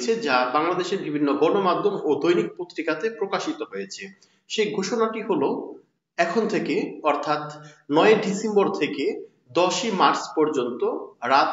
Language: Bangla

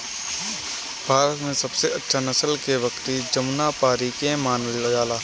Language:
Bhojpuri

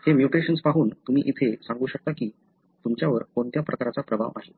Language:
Marathi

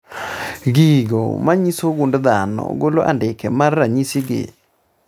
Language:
Luo (Kenya and Tanzania)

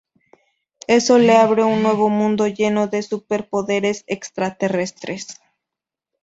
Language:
Spanish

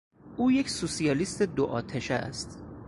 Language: Persian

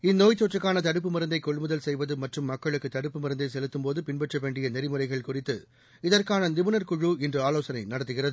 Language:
Tamil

